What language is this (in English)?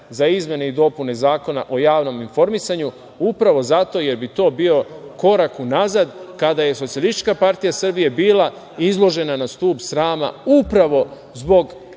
Serbian